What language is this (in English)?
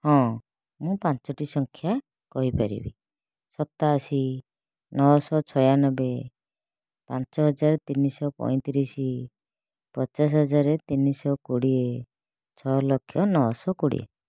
Odia